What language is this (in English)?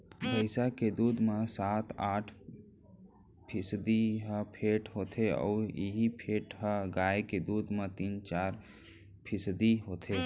Chhattisgarhi